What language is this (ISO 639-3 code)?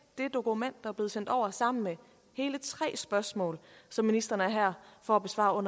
dan